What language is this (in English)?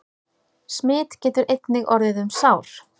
Icelandic